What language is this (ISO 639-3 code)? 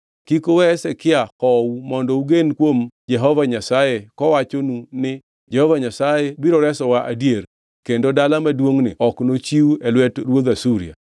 luo